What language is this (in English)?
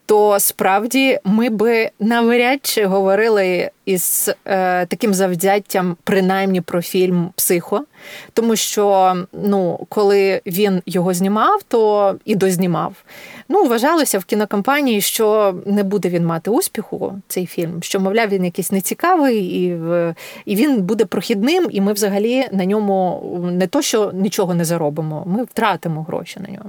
Ukrainian